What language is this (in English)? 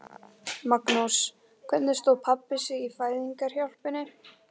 Icelandic